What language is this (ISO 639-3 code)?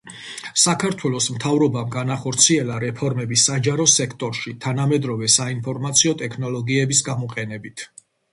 kat